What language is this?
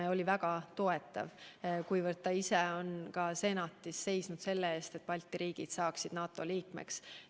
Estonian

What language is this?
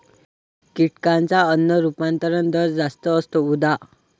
Marathi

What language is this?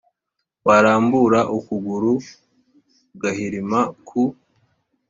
Kinyarwanda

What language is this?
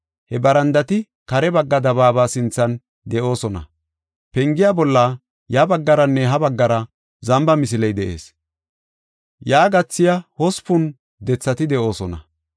Gofa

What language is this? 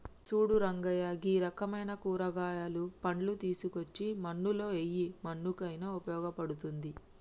Telugu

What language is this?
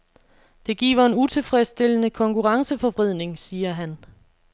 Danish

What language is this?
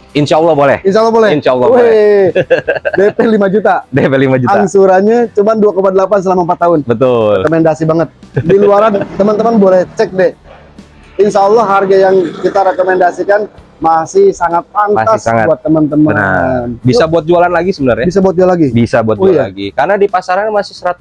Indonesian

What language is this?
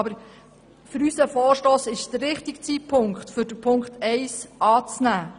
Swiss German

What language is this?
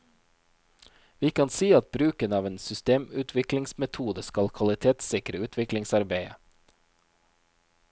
Norwegian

